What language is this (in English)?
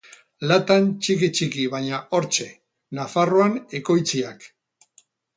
Basque